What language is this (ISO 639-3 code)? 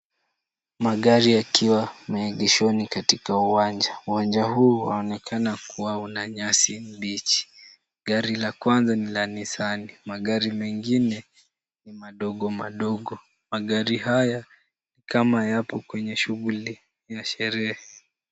swa